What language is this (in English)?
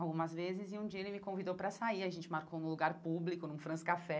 Portuguese